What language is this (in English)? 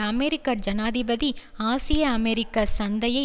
Tamil